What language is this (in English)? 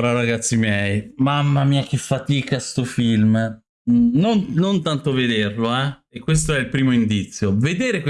Italian